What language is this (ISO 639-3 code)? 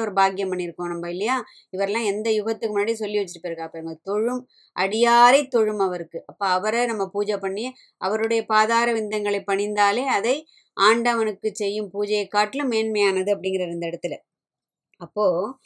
tam